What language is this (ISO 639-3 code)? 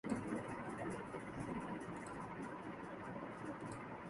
ben